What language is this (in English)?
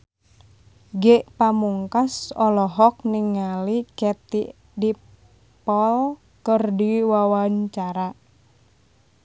Sundanese